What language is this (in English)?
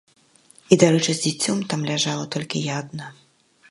Belarusian